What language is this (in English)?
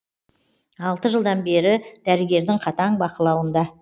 Kazakh